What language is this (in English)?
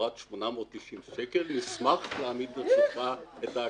Hebrew